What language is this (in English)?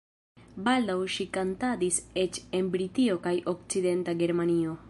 Esperanto